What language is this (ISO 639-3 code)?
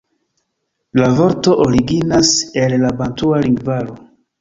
epo